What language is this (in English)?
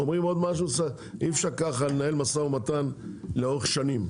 Hebrew